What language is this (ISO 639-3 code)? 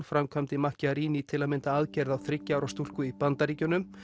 isl